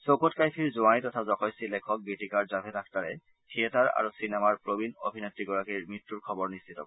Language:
Assamese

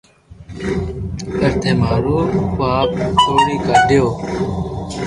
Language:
Loarki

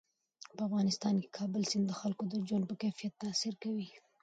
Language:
Pashto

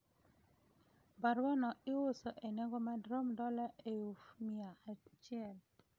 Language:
Luo (Kenya and Tanzania)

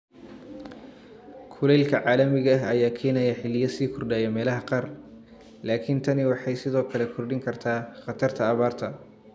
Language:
Somali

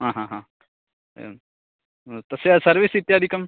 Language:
Sanskrit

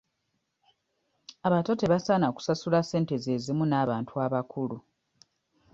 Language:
Ganda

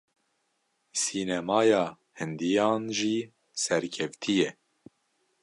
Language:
Kurdish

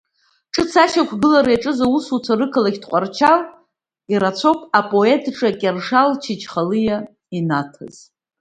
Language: Abkhazian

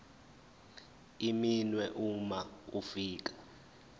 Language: Zulu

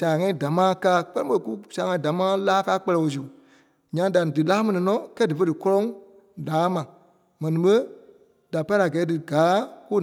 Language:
Kpelle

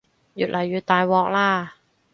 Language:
Cantonese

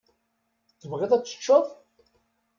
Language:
Kabyle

